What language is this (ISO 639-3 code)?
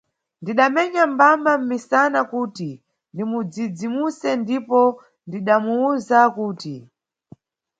nyu